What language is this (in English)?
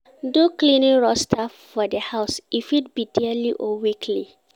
Nigerian Pidgin